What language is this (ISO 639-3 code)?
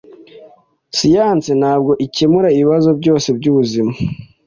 kin